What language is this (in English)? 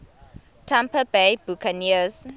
Xhosa